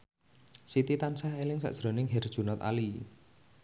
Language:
Javanese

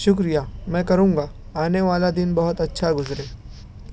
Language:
Urdu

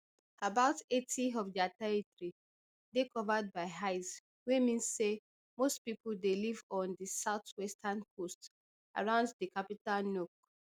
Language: Nigerian Pidgin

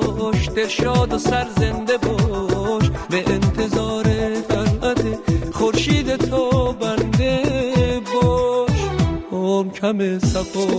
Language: Persian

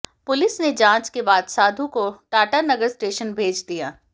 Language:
Hindi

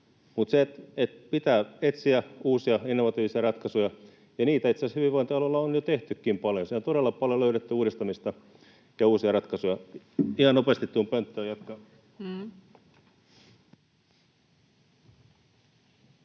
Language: Finnish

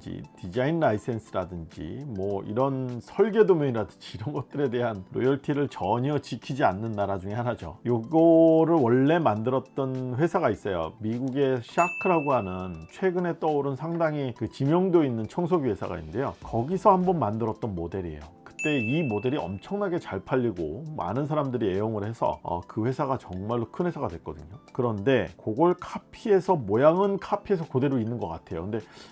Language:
Korean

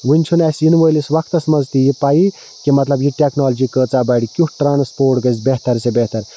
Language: Kashmiri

